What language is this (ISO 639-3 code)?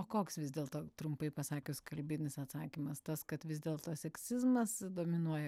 lit